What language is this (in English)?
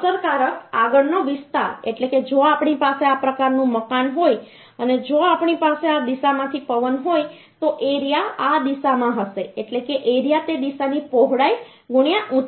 Gujarati